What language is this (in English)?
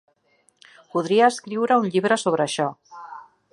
Catalan